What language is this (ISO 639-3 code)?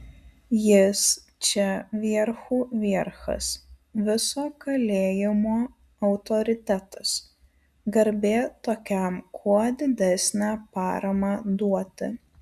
lit